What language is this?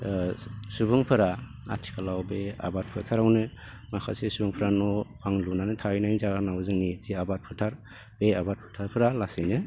Bodo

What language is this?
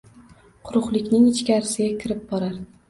Uzbek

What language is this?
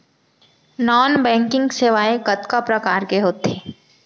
Chhattisgarhi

